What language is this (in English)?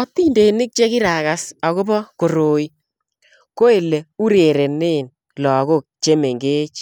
Kalenjin